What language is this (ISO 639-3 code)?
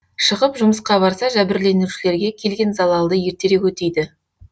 kaz